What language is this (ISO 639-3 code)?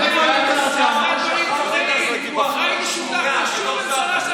heb